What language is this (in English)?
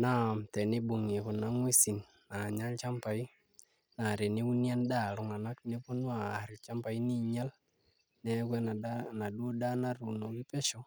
Masai